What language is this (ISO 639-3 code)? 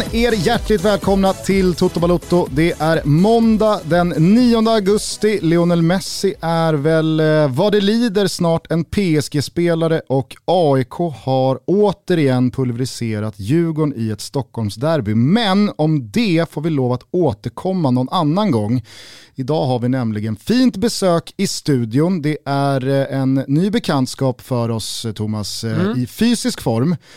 swe